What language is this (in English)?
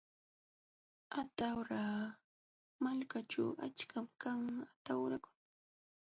Jauja Wanca Quechua